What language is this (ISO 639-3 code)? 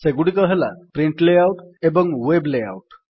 ori